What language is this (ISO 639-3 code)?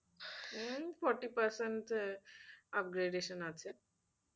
ben